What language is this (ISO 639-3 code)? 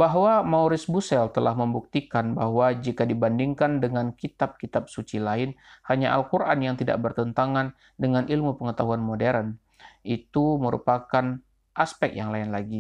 ind